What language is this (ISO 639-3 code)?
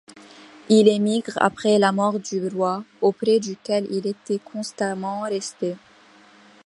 fra